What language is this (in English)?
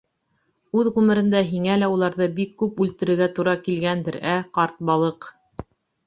Bashkir